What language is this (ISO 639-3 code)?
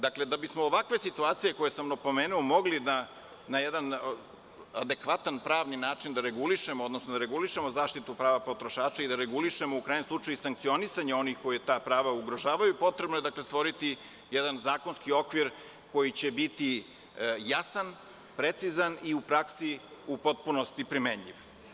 srp